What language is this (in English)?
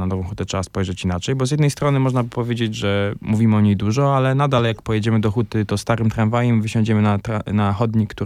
Polish